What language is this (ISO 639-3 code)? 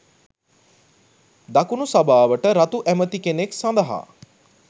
sin